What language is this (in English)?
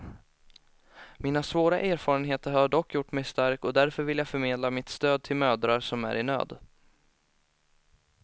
Swedish